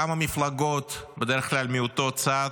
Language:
Hebrew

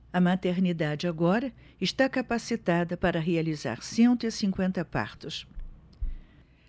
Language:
Portuguese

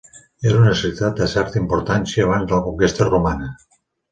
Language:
Catalan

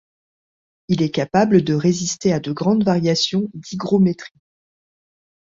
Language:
French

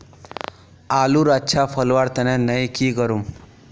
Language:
Magahi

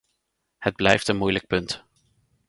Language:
Dutch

